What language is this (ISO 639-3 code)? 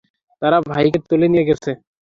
ben